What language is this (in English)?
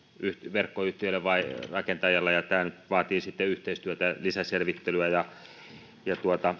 Finnish